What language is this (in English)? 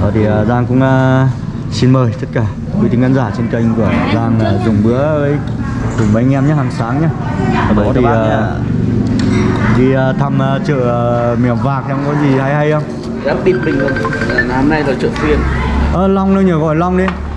Vietnamese